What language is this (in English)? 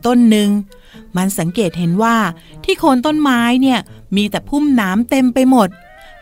Thai